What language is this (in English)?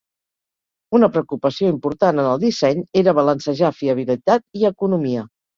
Catalan